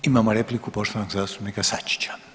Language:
Croatian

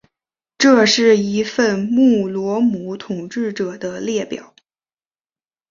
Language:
Chinese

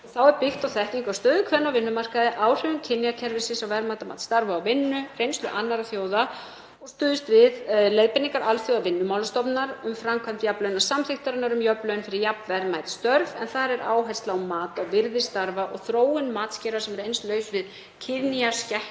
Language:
Icelandic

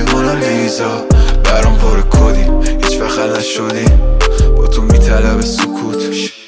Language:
Persian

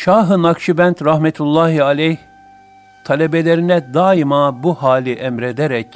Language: Turkish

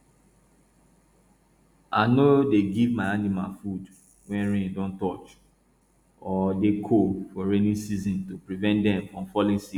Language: Nigerian Pidgin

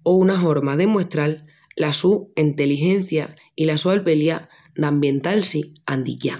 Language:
Extremaduran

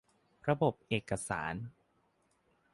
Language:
Thai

